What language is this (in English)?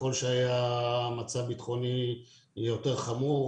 Hebrew